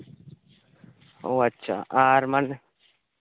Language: Santali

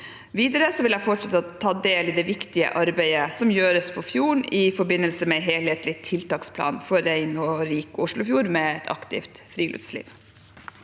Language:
Norwegian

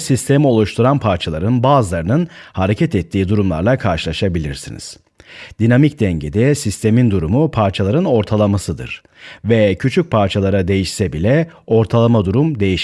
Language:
Turkish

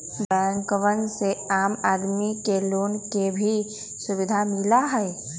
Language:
Magahi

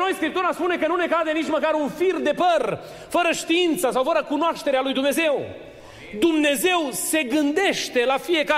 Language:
Romanian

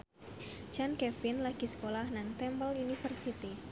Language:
Javanese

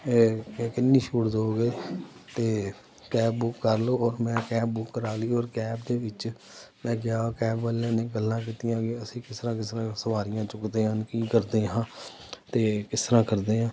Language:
Punjabi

